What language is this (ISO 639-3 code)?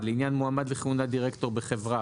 heb